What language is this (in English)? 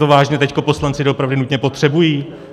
Czech